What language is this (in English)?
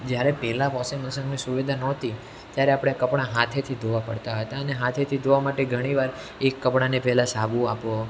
Gujarati